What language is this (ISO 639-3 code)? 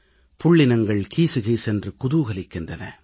tam